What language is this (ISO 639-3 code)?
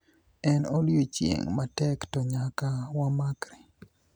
luo